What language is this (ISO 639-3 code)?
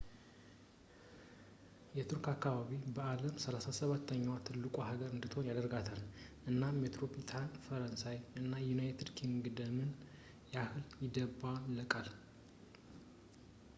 amh